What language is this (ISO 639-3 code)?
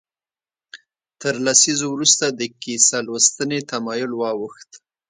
pus